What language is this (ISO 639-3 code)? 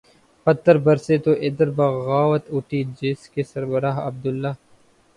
urd